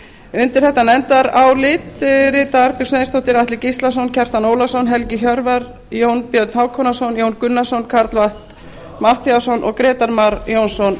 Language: Icelandic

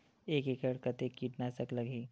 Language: Chhattisgarhi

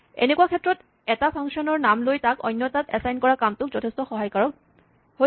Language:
Assamese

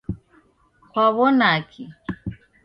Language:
Taita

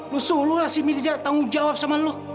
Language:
Indonesian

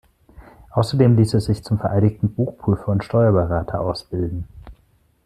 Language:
German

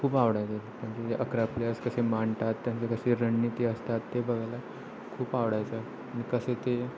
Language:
Marathi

